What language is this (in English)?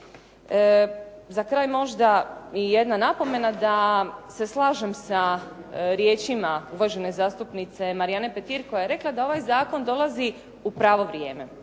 Croatian